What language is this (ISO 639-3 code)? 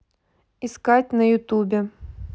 rus